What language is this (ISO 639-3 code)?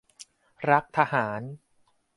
tha